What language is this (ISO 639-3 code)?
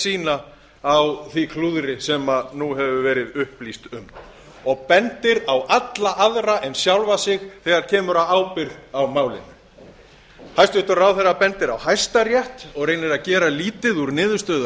isl